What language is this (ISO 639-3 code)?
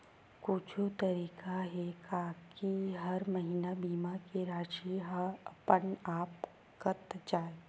hne